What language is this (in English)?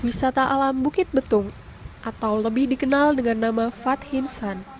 Indonesian